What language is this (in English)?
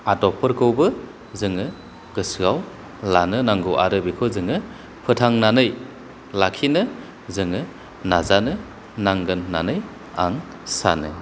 Bodo